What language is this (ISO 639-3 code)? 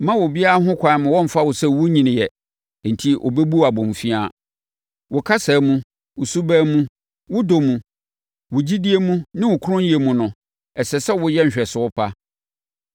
aka